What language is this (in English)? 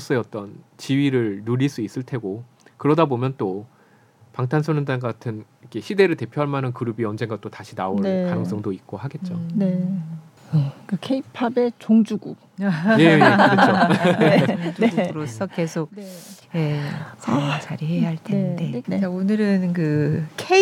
Korean